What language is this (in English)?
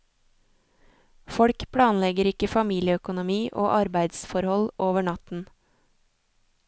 Norwegian